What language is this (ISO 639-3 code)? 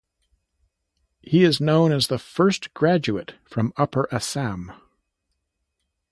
eng